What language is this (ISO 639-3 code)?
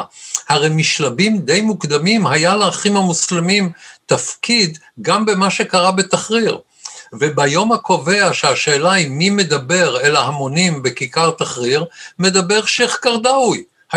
heb